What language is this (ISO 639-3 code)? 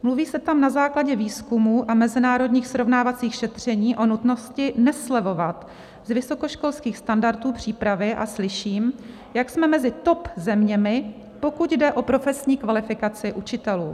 ces